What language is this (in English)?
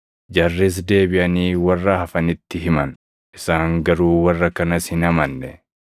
Oromo